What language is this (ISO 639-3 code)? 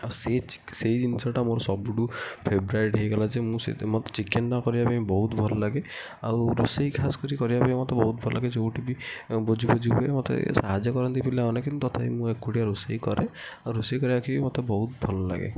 ori